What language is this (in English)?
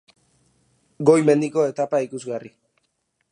Basque